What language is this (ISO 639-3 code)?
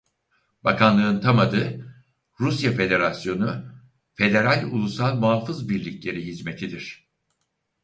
tur